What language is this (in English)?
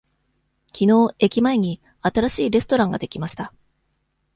Japanese